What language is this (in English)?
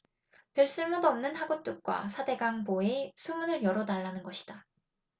Korean